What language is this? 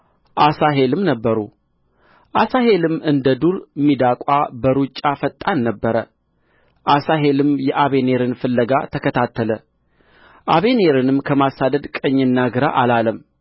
Amharic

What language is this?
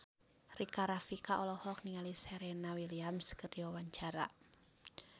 Sundanese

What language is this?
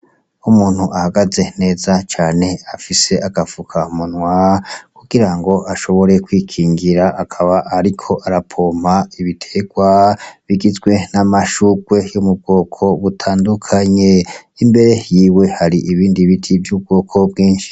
Rundi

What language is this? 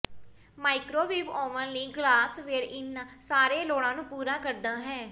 Punjabi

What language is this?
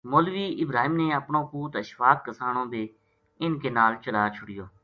Gujari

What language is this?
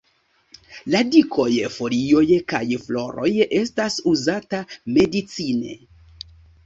Esperanto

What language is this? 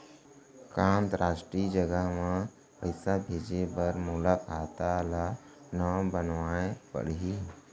Chhattisgarhi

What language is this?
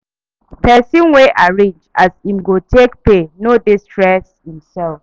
Nigerian Pidgin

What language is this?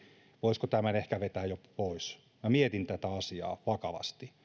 Finnish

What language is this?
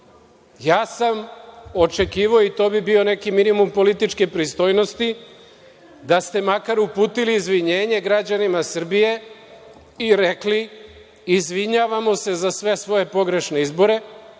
Serbian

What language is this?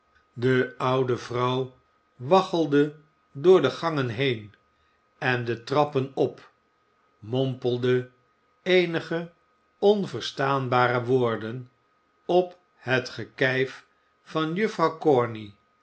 Dutch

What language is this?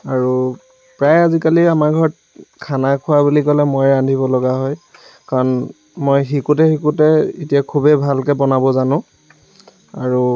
Assamese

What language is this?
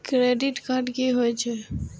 Maithili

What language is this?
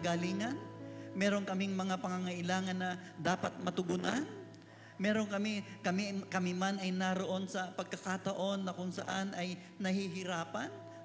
Filipino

